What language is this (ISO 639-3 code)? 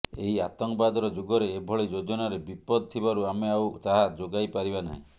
ori